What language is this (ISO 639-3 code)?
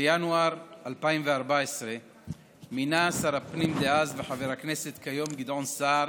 heb